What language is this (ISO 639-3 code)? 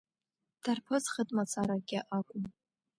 abk